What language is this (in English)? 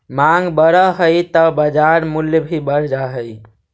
Magahi